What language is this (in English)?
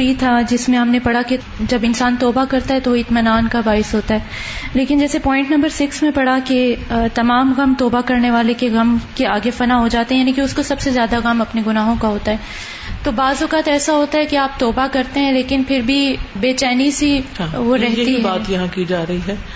Urdu